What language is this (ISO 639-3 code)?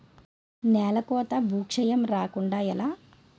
tel